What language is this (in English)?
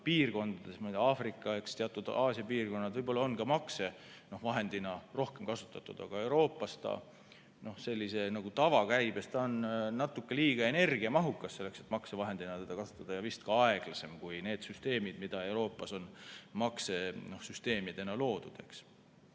Estonian